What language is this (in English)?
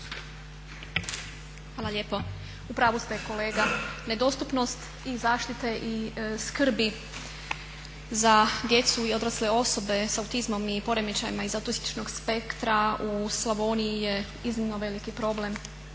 Croatian